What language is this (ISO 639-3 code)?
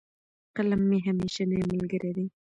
pus